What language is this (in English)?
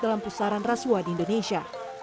Indonesian